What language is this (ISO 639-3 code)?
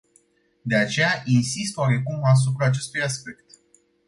ron